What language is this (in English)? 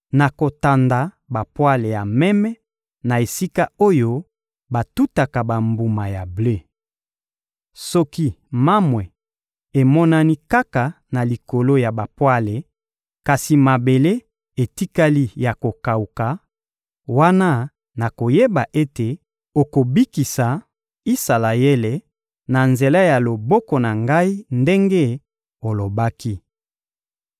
Lingala